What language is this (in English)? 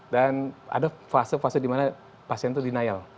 Indonesian